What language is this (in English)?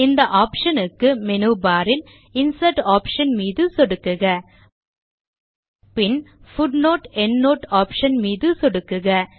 Tamil